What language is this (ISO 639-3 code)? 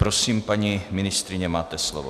ces